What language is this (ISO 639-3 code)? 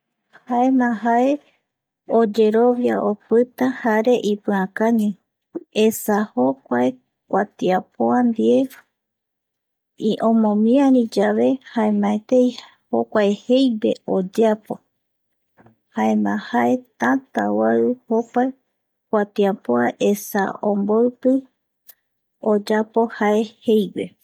gui